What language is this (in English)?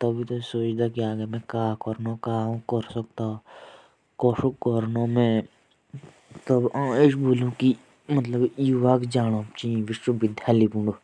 Jaunsari